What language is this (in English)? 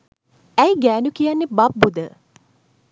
Sinhala